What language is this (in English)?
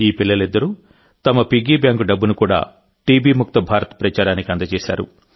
Telugu